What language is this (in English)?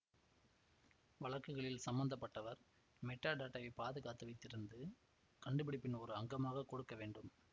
Tamil